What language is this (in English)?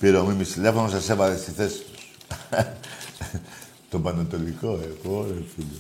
Greek